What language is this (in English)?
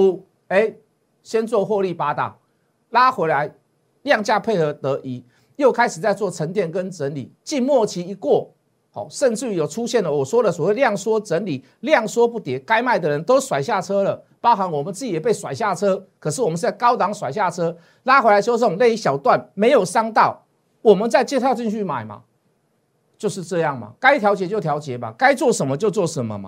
Chinese